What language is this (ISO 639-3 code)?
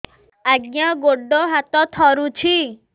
ori